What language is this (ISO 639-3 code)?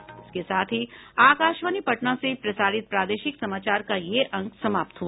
hin